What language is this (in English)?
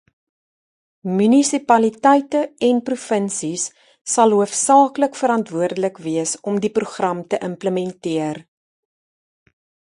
Afrikaans